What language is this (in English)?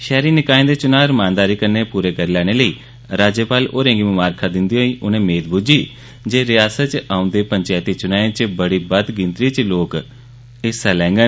Dogri